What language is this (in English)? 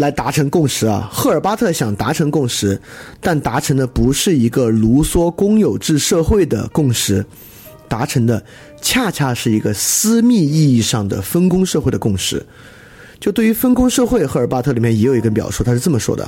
Chinese